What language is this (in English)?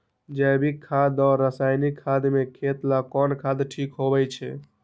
Magahi